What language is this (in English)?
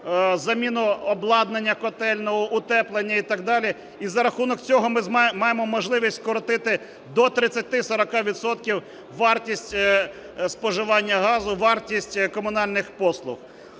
Ukrainian